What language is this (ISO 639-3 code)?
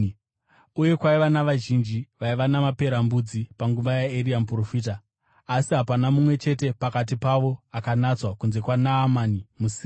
sna